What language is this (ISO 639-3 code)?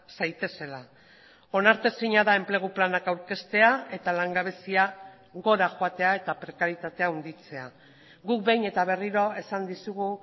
eus